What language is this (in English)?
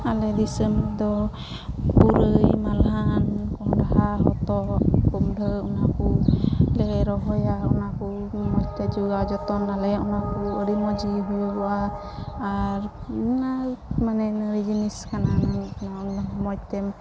Santali